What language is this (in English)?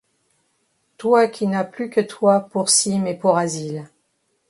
French